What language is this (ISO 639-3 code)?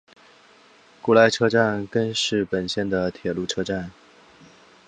zho